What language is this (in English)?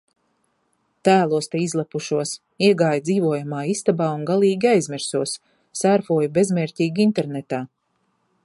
Latvian